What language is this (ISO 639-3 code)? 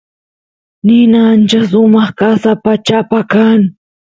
qus